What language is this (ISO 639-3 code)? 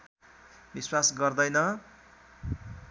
nep